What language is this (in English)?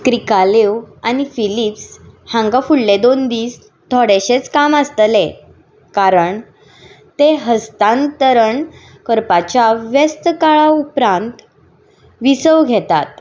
Konkani